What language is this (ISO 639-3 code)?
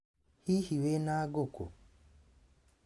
kik